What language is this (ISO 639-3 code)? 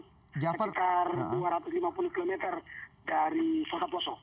ind